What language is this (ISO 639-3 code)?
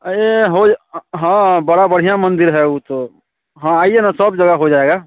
hin